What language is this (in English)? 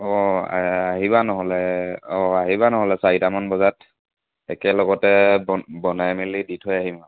Assamese